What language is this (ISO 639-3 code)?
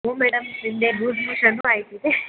kan